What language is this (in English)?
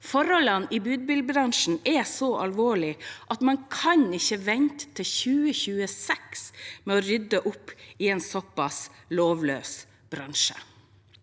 Norwegian